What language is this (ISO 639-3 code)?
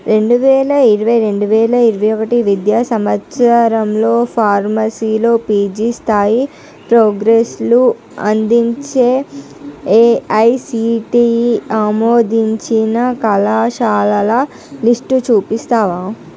tel